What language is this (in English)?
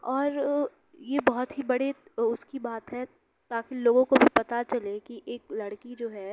Urdu